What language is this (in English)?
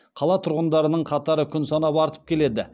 Kazakh